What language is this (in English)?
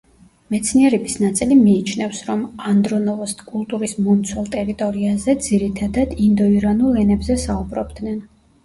Georgian